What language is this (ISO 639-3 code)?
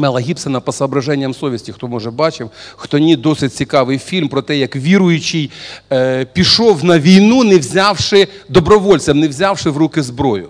rus